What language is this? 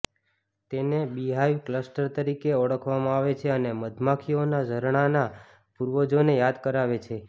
Gujarati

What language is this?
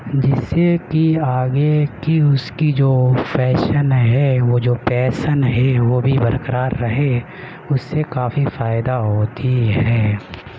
Urdu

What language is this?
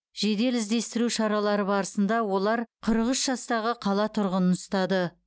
Kazakh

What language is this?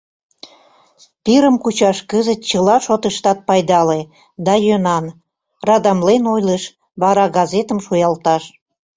Mari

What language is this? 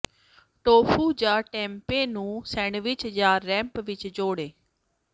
Punjabi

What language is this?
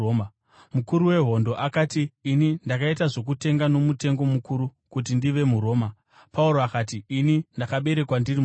Shona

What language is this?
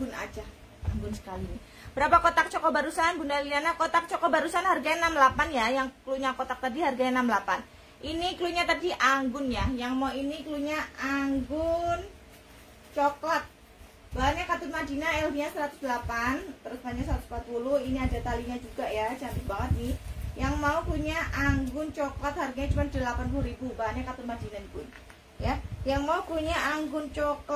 Indonesian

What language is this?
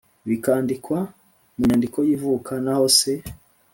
Kinyarwanda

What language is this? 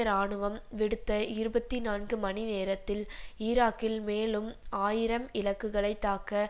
Tamil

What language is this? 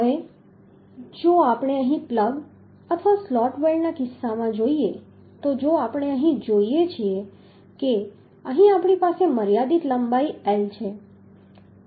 Gujarati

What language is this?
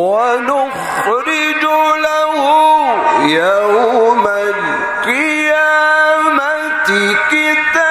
Arabic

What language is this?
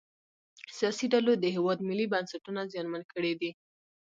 Pashto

